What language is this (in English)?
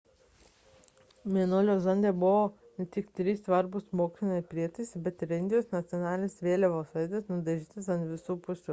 Lithuanian